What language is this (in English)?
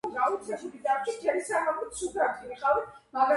Georgian